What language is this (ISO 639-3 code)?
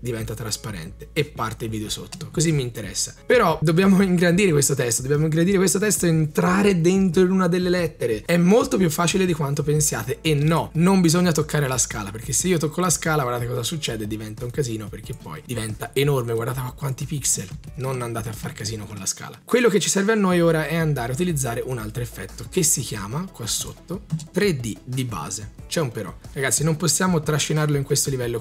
ita